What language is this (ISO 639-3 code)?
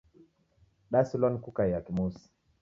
dav